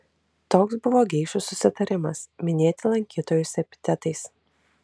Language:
Lithuanian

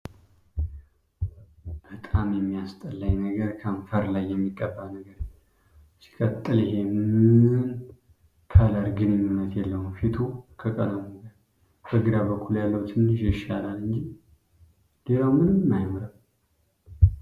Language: Amharic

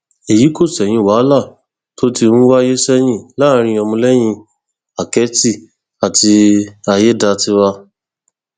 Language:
Yoruba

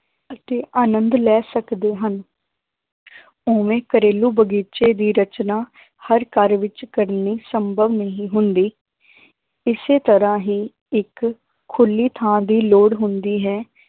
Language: Punjabi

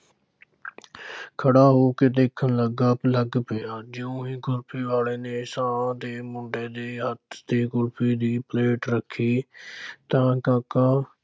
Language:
Punjabi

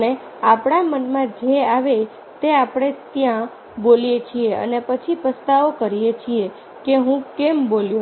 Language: Gujarati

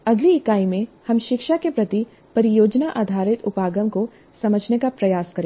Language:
Hindi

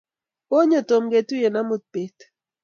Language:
Kalenjin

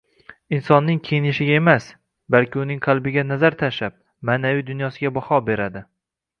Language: Uzbek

